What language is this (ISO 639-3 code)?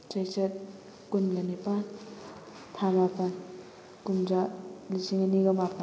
mni